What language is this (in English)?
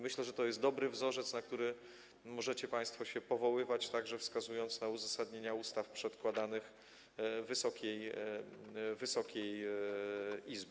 Polish